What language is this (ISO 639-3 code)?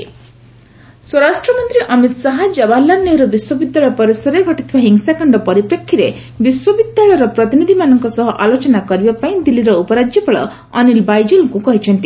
ori